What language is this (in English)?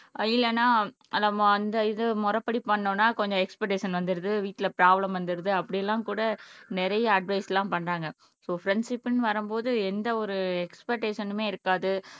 Tamil